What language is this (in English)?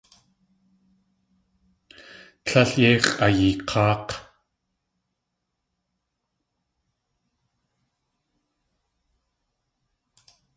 Tlingit